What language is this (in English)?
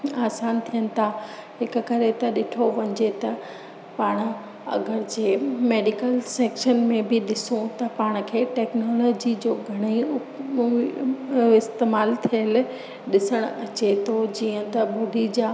Sindhi